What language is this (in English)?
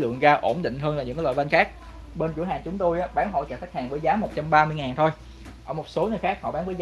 Vietnamese